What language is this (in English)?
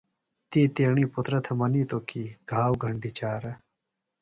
Phalura